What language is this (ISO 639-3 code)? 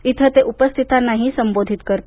mar